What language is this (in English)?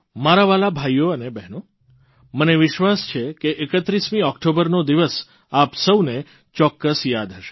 Gujarati